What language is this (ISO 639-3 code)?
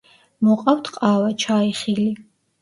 kat